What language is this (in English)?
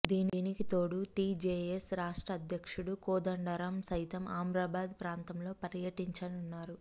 Telugu